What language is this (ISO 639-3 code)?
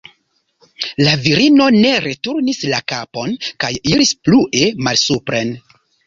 epo